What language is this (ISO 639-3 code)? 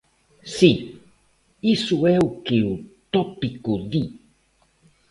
glg